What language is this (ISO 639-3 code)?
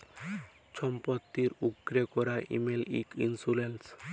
ben